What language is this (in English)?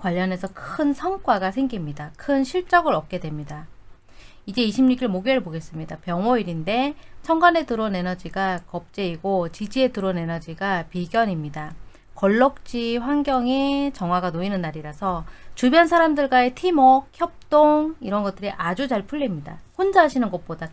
Korean